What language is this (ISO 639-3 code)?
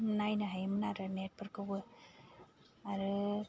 brx